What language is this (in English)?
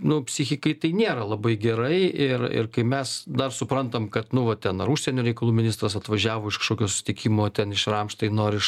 Lithuanian